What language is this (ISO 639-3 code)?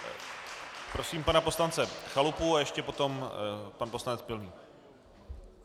ces